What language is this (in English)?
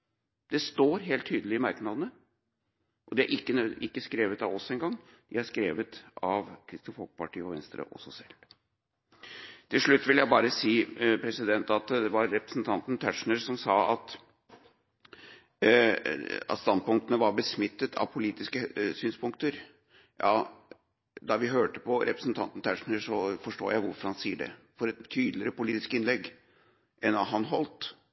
Norwegian Bokmål